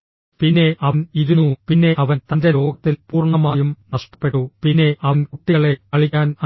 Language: Malayalam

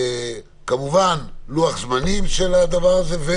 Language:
Hebrew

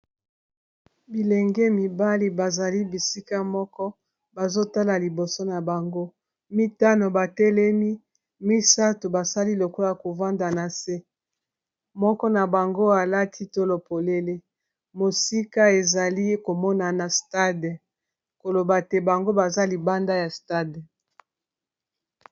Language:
Lingala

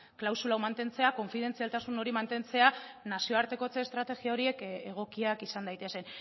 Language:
Basque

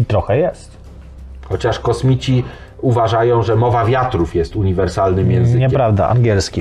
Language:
Polish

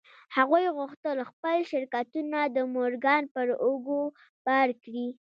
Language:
Pashto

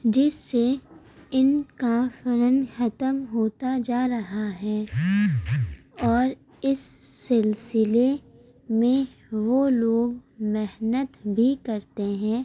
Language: Urdu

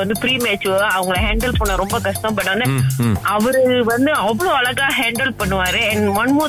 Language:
Tamil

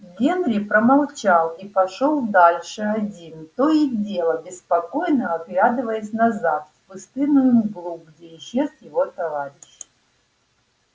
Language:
Russian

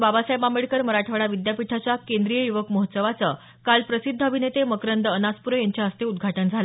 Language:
Marathi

